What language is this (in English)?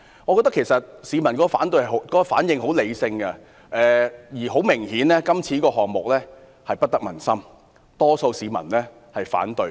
Cantonese